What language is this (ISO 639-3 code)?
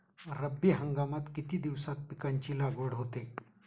mar